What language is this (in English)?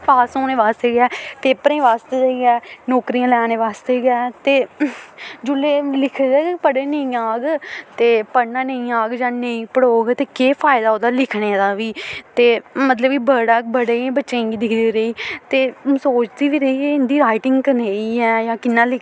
Dogri